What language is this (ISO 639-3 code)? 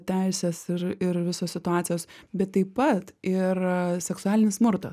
lit